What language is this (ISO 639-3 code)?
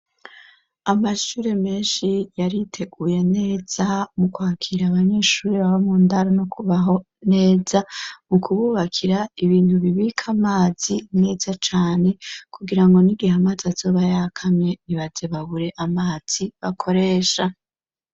run